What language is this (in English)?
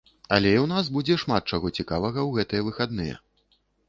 Belarusian